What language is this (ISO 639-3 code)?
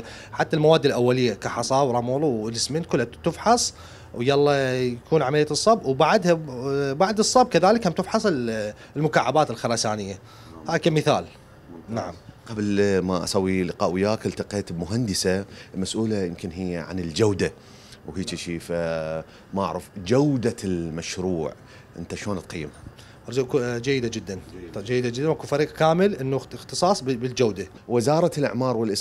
ara